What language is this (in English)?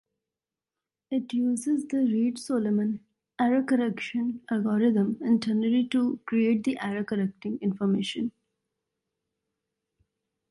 English